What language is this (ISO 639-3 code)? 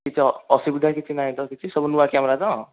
ori